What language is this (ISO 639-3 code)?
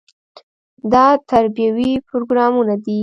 pus